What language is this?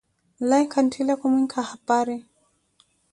Koti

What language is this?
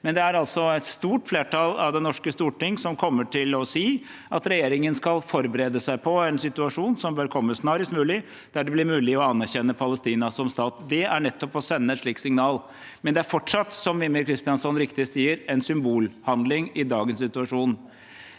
Norwegian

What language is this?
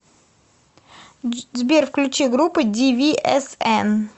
Russian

